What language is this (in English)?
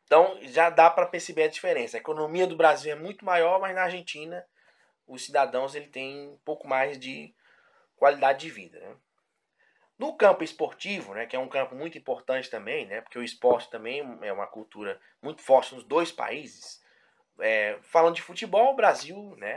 Portuguese